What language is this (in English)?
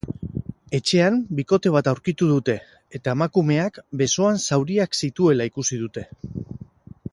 Basque